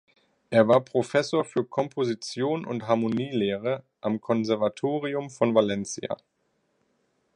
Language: German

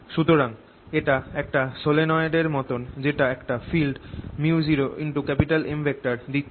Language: Bangla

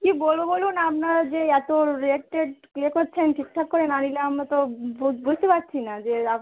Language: Bangla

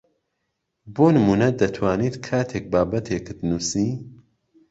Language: Central Kurdish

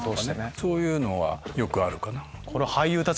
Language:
Japanese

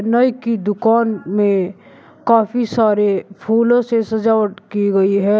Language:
Hindi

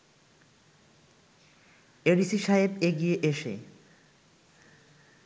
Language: Bangla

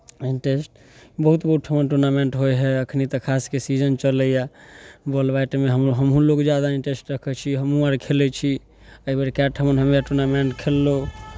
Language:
Maithili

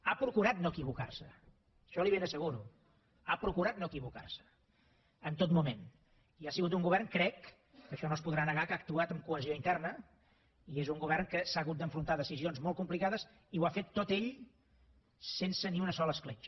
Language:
Catalan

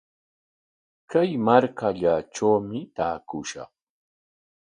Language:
Corongo Ancash Quechua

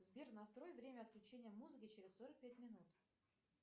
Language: Russian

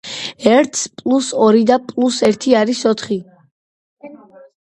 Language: Georgian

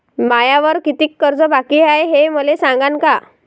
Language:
Marathi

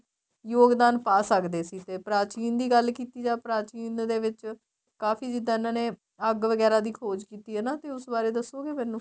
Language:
Punjabi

